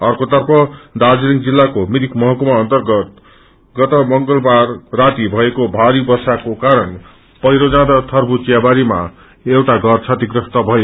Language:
Nepali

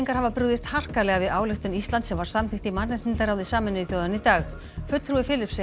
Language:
Icelandic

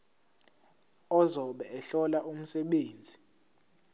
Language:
Zulu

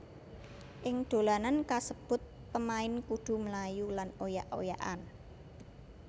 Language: Javanese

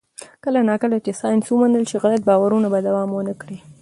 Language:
Pashto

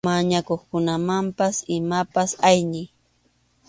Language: Arequipa-La Unión Quechua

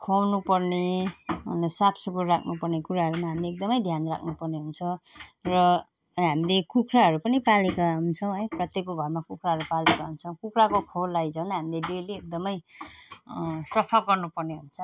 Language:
Nepali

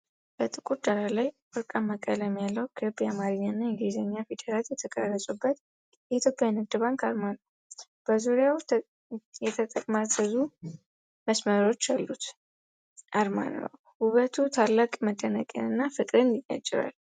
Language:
Amharic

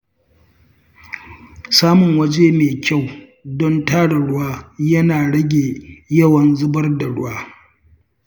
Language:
Hausa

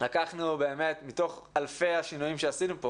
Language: Hebrew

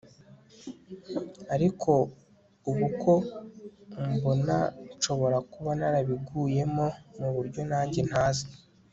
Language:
Kinyarwanda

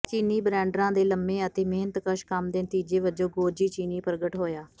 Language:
Punjabi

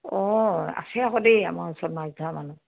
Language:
Assamese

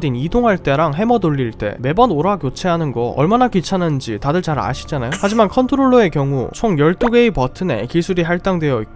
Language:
Korean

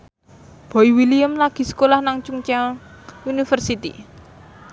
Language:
Javanese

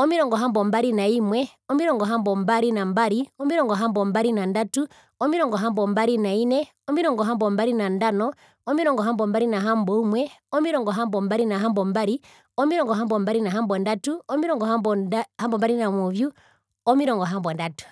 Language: Herero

